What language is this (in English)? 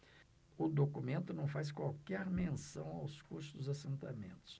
Portuguese